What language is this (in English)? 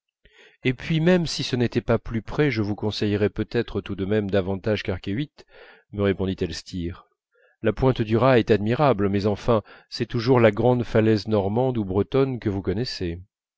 French